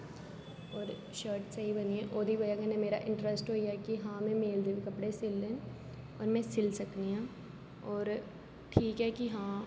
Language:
Dogri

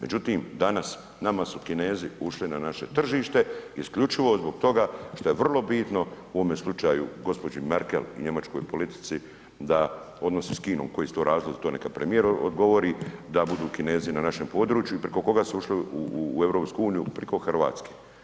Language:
Croatian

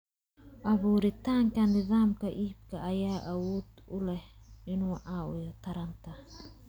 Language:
Somali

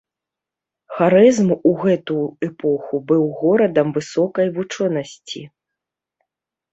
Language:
Belarusian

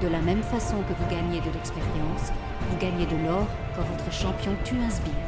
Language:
French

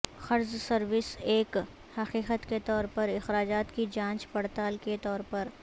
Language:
Urdu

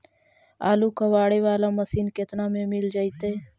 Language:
Magahi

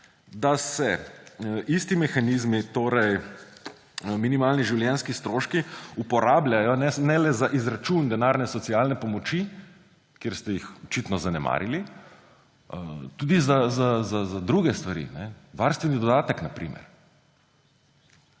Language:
Slovenian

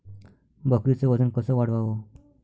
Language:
Marathi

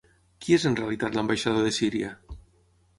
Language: Catalan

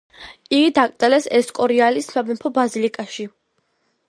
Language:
Georgian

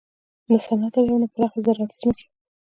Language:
Pashto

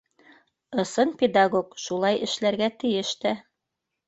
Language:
Bashkir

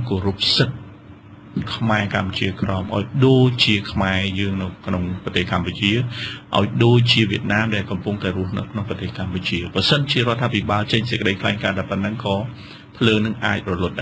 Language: Thai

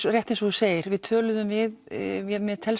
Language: Icelandic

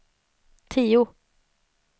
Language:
Swedish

